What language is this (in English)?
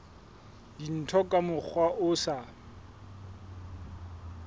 Southern Sotho